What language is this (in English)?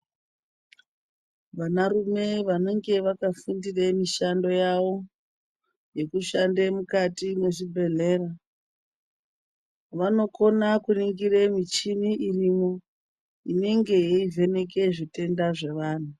Ndau